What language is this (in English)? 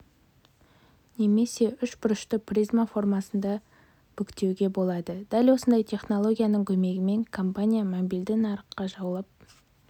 Kazakh